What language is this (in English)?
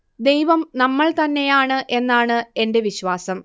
Malayalam